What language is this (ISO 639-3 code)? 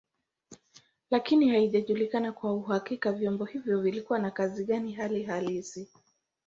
swa